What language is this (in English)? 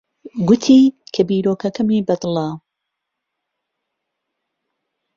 Central Kurdish